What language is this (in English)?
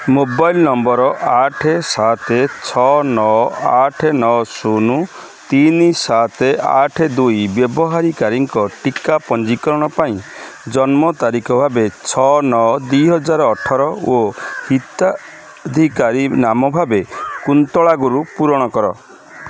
Odia